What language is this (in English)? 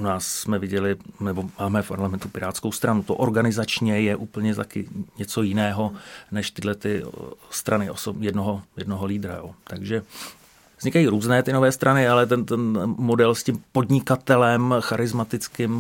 Czech